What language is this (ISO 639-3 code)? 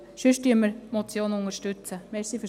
gsw